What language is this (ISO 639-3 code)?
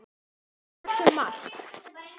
isl